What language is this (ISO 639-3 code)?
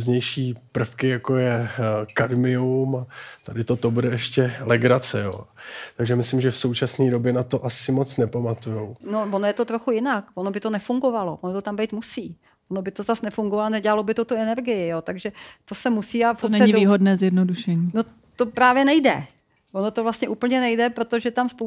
ces